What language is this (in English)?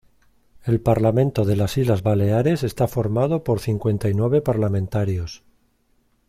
Spanish